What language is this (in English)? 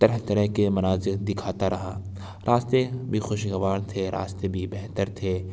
Urdu